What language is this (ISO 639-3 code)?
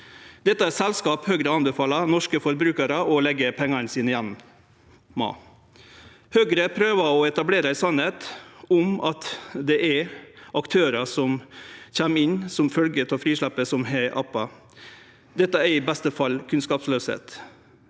nor